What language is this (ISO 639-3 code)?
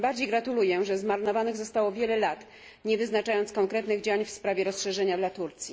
pol